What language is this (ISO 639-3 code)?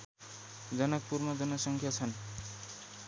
nep